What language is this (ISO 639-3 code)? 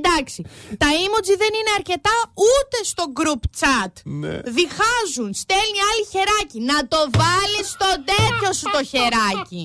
ell